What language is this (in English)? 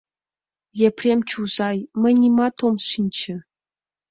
Mari